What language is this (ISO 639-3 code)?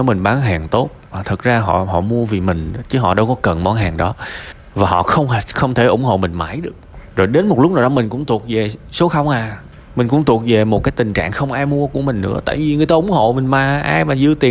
vie